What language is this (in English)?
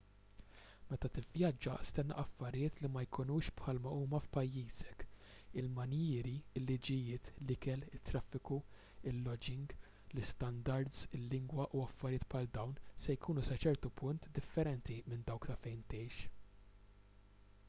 Maltese